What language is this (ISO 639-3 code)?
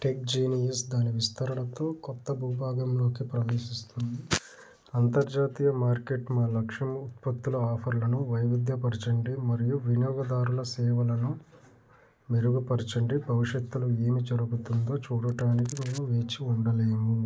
tel